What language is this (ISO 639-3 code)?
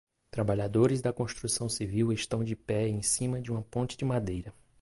por